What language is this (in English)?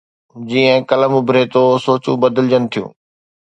Sindhi